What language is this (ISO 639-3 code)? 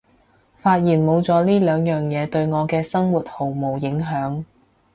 yue